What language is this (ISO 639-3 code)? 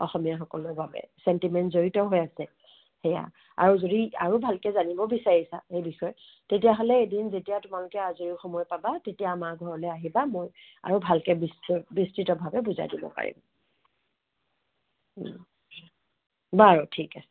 asm